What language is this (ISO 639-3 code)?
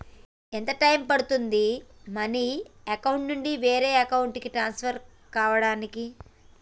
tel